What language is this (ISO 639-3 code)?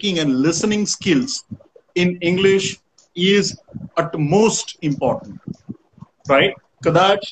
guj